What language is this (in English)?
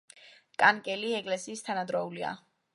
Georgian